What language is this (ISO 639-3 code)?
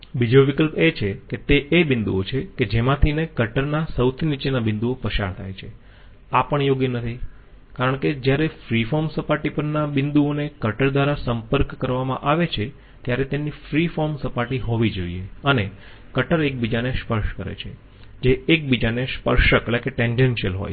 guj